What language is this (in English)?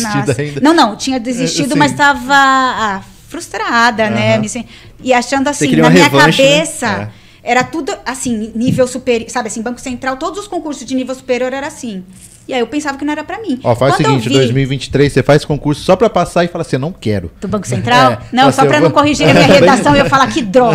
Portuguese